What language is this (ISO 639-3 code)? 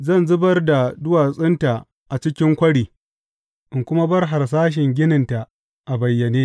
hau